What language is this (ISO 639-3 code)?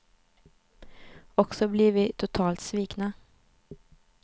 swe